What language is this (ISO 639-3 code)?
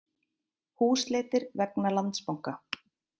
isl